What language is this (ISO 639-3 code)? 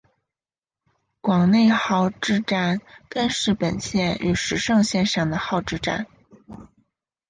zho